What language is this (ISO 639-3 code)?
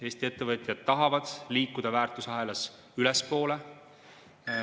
est